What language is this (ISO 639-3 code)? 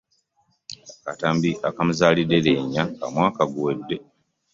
lug